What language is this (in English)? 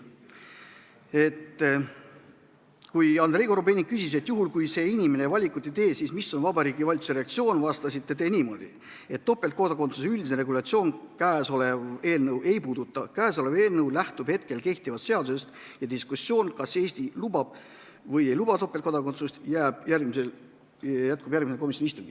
Estonian